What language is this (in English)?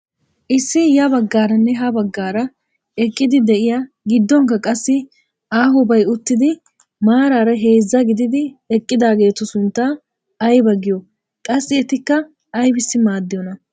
Wolaytta